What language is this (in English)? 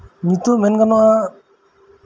Santali